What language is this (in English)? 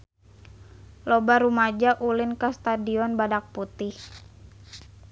Sundanese